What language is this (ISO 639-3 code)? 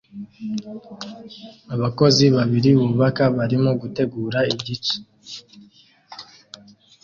kin